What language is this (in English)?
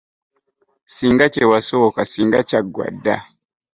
Ganda